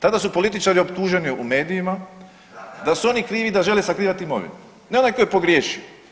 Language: Croatian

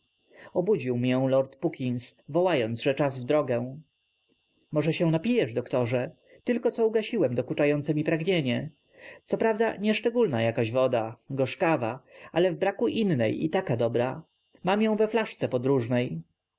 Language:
Polish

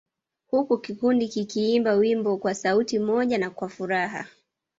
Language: Swahili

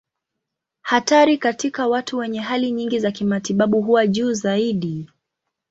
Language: Swahili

